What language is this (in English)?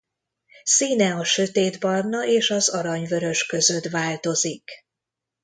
Hungarian